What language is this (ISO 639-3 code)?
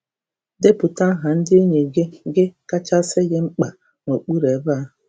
ibo